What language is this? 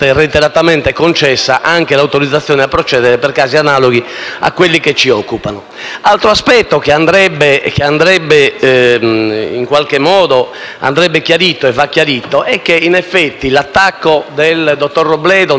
Italian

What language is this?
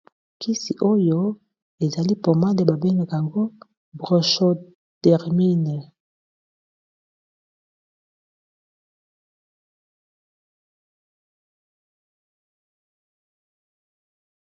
Lingala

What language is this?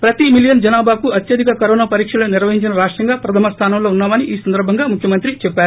Telugu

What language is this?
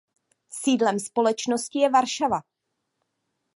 Czech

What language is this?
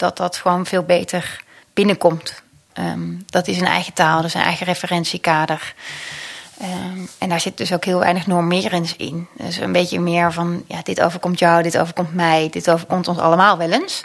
Dutch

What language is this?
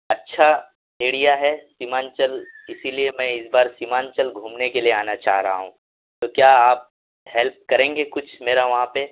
Urdu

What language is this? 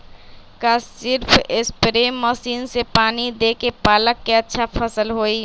Magahi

